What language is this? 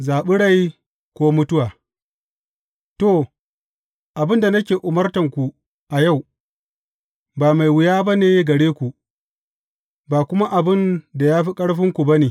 Hausa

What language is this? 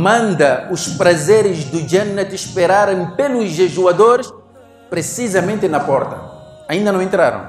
Portuguese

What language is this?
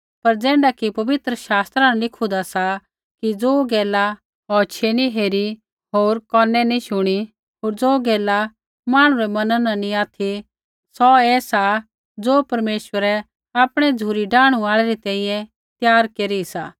Kullu Pahari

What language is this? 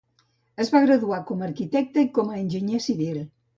Catalan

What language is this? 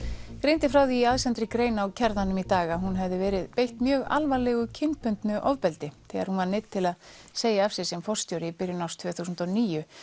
Icelandic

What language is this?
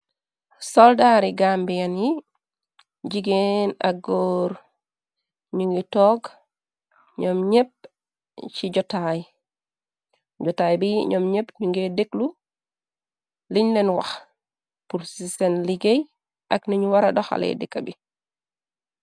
Wolof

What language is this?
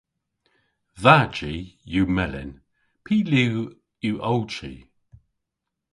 Cornish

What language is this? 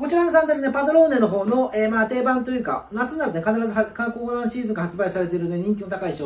Japanese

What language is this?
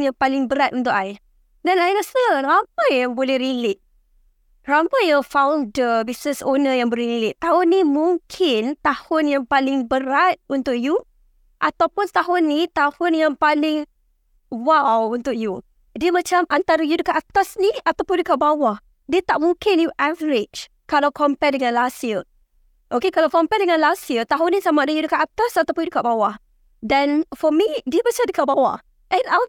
Malay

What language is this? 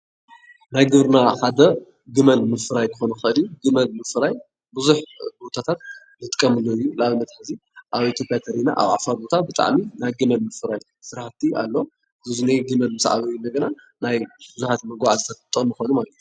Tigrinya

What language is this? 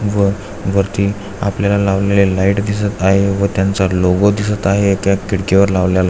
Marathi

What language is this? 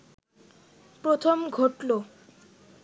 Bangla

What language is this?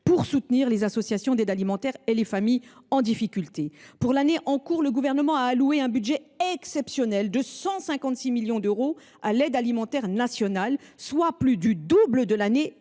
French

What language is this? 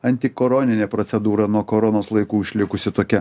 Lithuanian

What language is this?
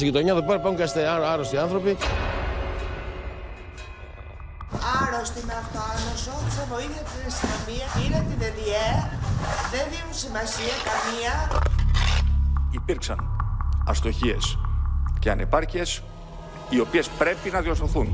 Greek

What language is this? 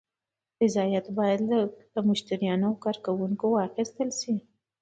Pashto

